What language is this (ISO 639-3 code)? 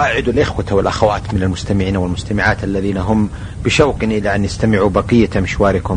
ara